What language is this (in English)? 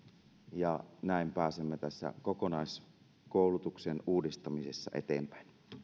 Finnish